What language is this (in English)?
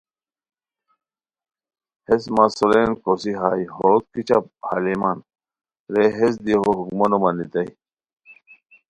Khowar